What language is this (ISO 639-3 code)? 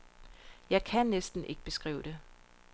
dan